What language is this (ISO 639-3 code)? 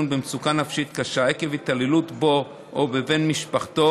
heb